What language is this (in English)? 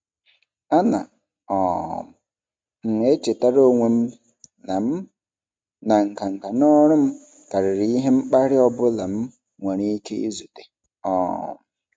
Igbo